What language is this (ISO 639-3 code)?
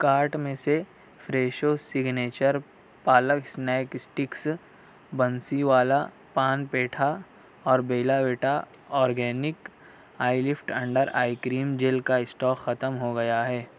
urd